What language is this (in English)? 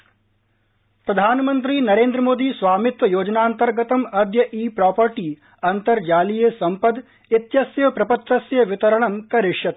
Sanskrit